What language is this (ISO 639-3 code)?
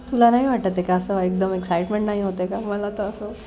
mar